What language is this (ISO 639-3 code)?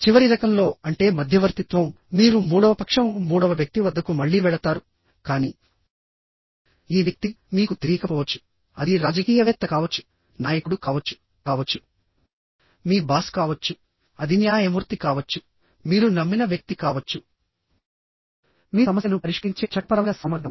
tel